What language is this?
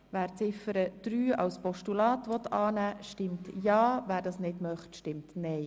Swiss German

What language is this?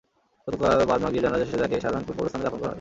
Bangla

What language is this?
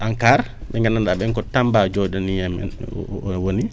Wolof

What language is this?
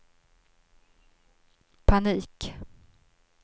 Swedish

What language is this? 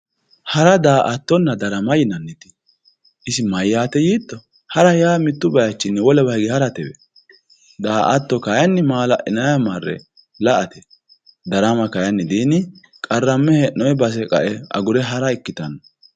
Sidamo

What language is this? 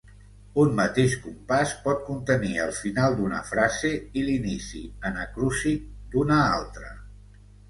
Catalan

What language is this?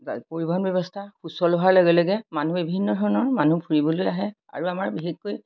Assamese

